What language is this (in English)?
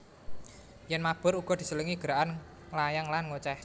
Javanese